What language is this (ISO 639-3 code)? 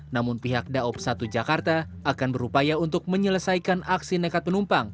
ind